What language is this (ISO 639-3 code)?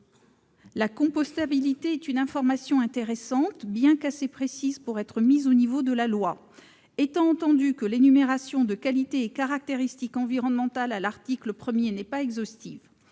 fra